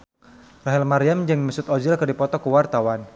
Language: Sundanese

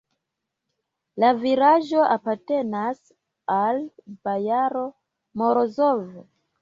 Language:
Esperanto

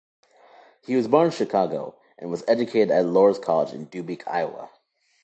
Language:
English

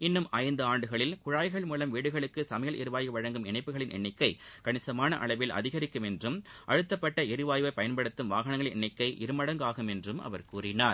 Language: Tamil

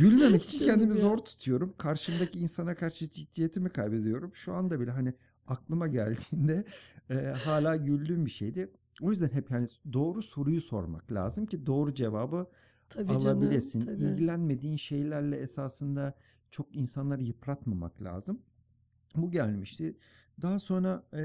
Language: Turkish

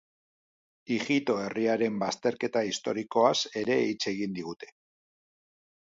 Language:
Basque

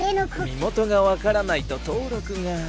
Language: Japanese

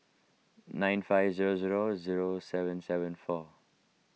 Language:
English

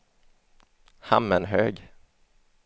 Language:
Swedish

